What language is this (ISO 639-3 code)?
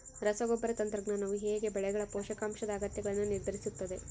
kan